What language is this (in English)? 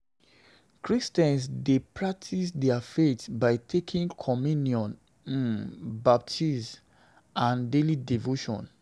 Nigerian Pidgin